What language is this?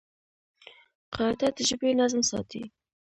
Pashto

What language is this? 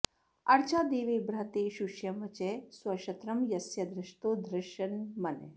Sanskrit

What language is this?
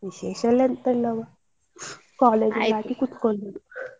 Kannada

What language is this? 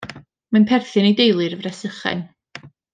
Welsh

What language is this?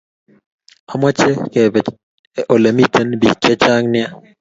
Kalenjin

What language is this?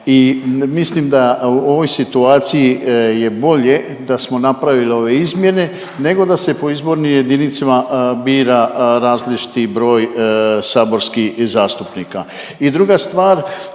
Croatian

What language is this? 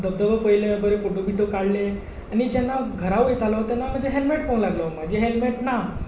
Konkani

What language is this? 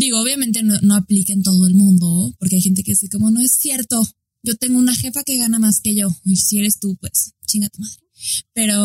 Spanish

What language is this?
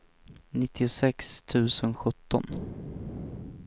Swedish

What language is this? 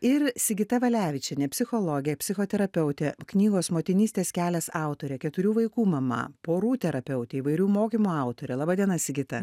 Lithuanian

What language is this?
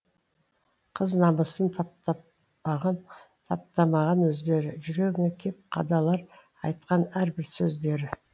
Kazakh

